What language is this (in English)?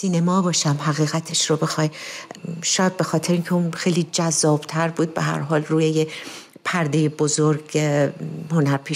Persian